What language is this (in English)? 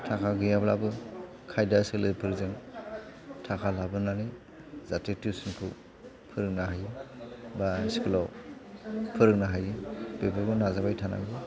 Bodo